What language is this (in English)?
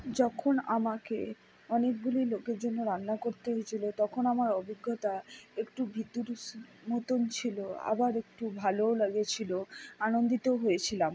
Bangla